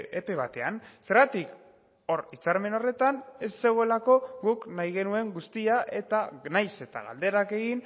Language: Basque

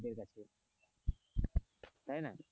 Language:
Bangla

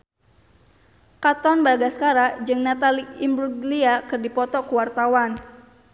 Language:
Sundanese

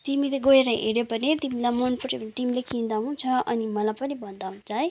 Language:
Nepali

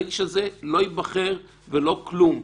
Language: Hebrew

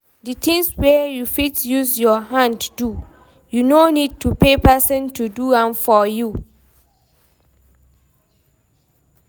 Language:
Nigerian Pidgin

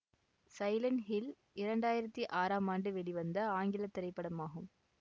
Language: Tamil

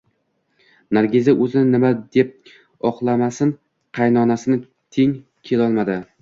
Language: Uzbek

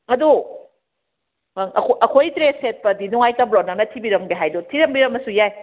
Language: Manipuri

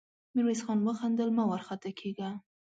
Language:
Pashto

